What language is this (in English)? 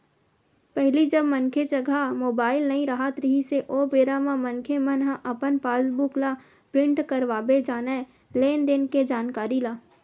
Chhattisgarhi